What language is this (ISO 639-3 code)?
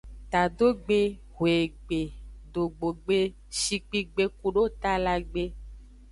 ajg